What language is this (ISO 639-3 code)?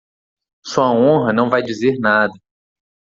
por